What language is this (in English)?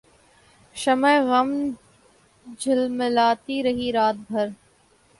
Urdu